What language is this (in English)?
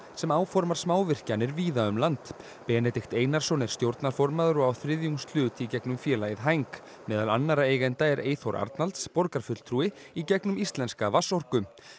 Icelandic